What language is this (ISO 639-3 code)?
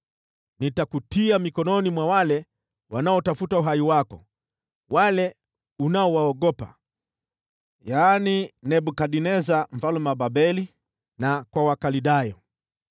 swa